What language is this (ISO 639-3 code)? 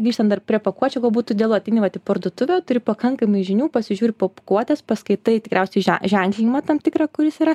lit